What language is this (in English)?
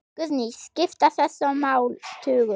Icelandic